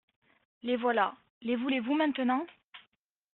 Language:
French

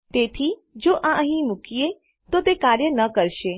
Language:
Gujarati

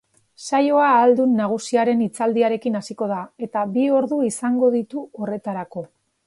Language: Basque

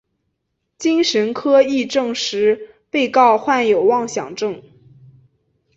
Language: Chinese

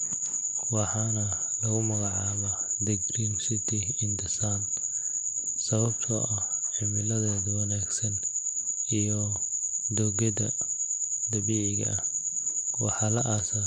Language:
Somali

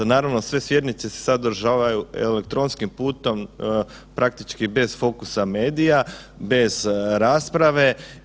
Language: Croatian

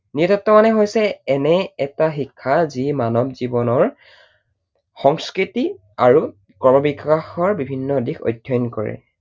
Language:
Assamese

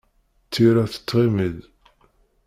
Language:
Kabyle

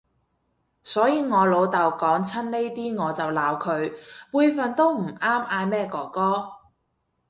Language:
Cantonese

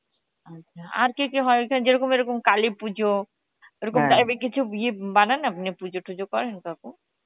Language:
Bangla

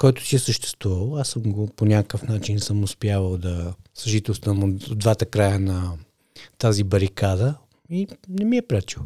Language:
Bulgarian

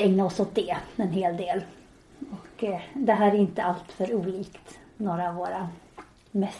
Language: Swedish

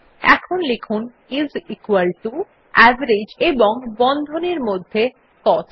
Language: Bangla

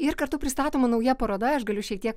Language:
Lithuanian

